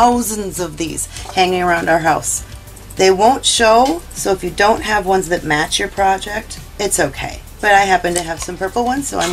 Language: English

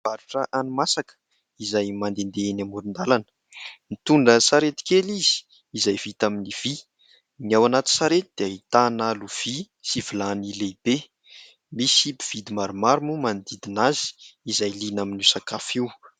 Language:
Malagasy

